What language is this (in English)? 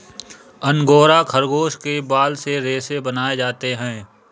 Hindi